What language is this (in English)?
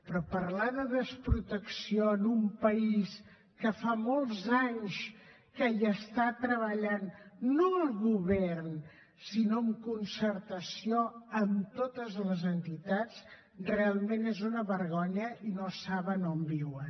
Catalan